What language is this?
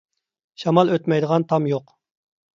Uyghur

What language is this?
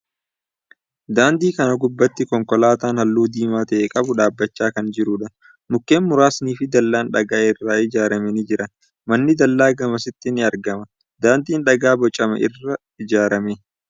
Oromo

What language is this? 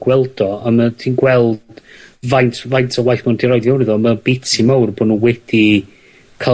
Welsh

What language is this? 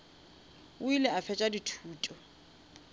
Northern Sotho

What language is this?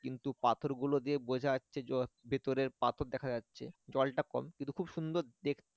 Bangla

